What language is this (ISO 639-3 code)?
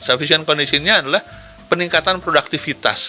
ind